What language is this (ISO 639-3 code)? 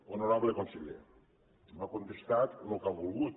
cat